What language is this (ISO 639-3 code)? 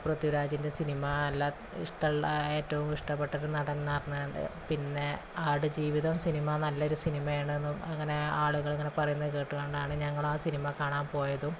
mal